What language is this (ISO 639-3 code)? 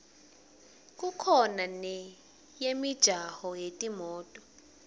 ssw